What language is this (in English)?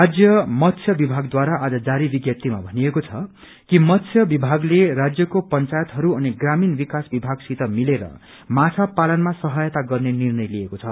Nepali